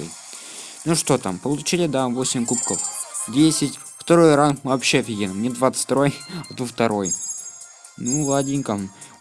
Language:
Russian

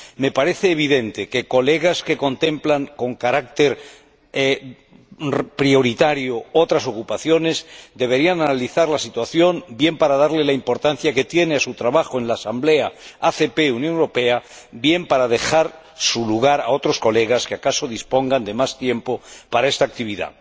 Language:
Spanish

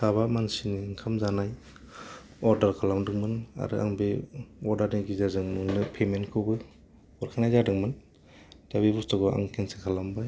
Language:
Bodo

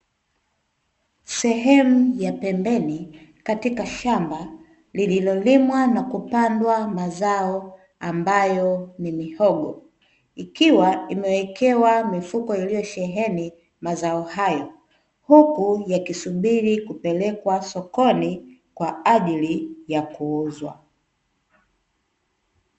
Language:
Swahili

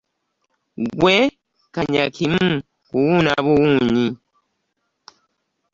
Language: Ganda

